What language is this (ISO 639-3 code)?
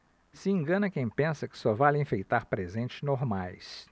por